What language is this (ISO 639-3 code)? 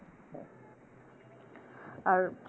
ben